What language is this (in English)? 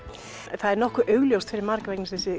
Icelandic